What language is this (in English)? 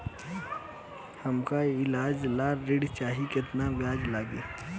Bhojpuri